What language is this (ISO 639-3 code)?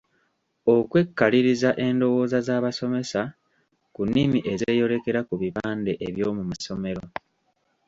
lug